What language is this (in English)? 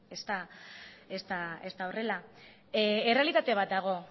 Basque